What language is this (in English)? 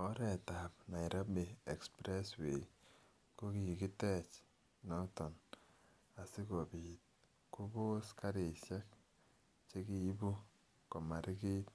Kalenjin